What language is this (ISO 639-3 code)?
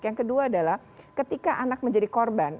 ind